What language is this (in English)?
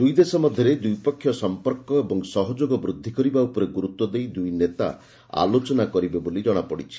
Odia